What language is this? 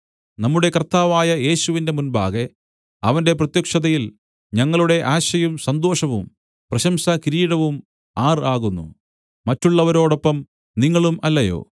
Malayalam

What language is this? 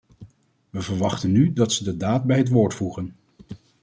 Dutch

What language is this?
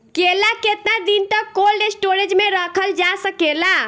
Bhojpuri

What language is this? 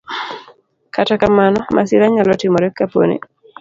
Luo (Kenya and Tanzania)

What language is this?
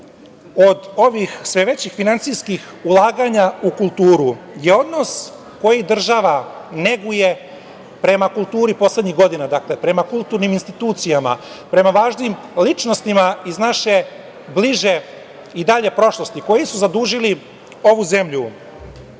Serbian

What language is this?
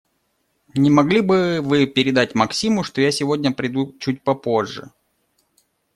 Russian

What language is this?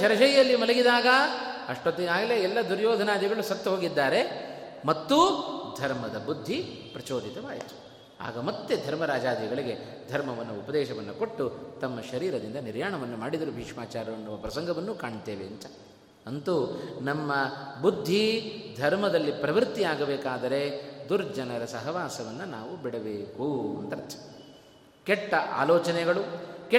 Kannada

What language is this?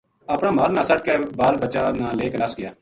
Gujari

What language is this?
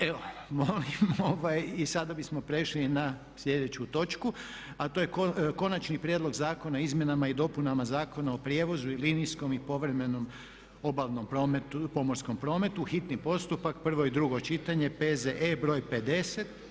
Croatian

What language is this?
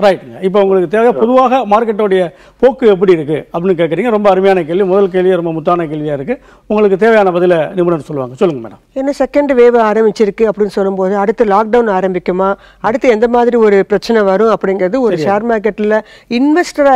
Hindi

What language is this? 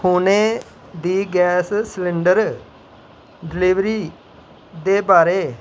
Dogri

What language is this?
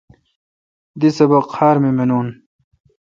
Kalkoti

